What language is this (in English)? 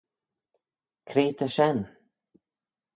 Manx